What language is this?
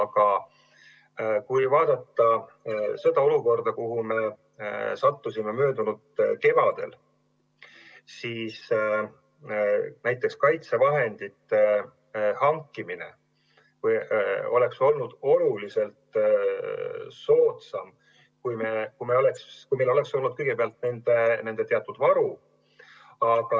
Estonian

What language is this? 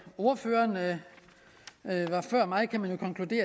Danish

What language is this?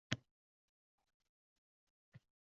Uzbek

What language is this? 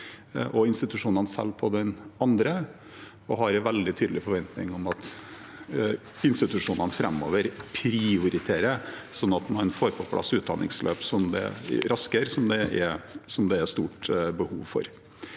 Norwegian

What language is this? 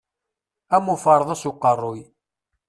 Kabyle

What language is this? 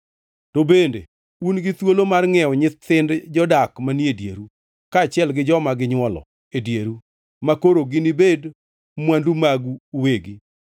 Luo (Kenya and Tanzania)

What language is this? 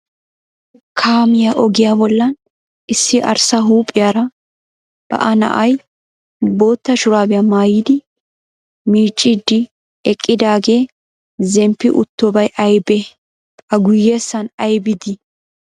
Wolaytta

